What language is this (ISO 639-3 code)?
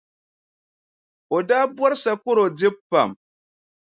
dag